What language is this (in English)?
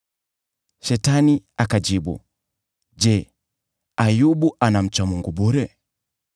Swahili